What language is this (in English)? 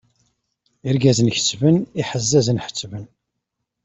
Kabyle